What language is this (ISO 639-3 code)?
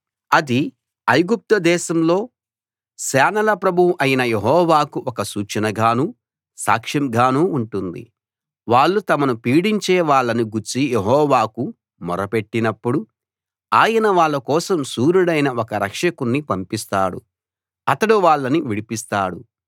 tel